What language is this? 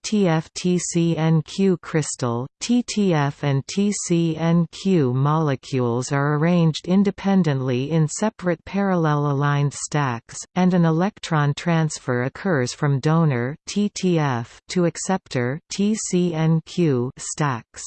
English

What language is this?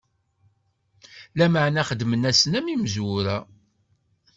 Kabyle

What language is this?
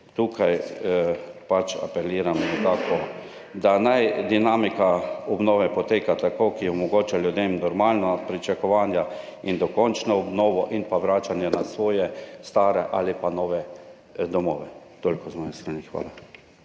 Slovenian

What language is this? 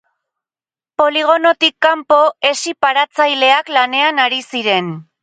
Basque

